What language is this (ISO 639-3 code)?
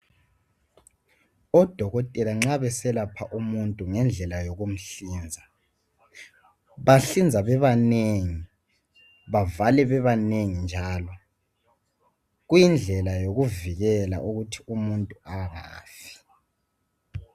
nde